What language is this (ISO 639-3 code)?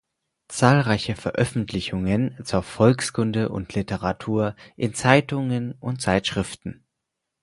deu